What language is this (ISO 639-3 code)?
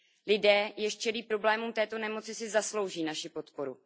ces